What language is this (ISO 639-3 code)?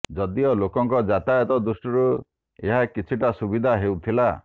ori